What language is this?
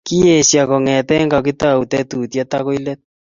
Kalenjin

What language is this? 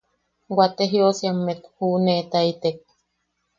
Yaqui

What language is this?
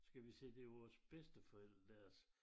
Danish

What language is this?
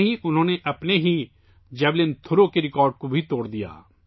Urdu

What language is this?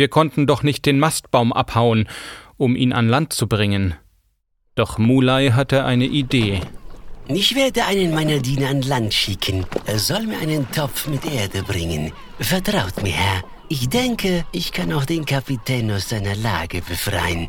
German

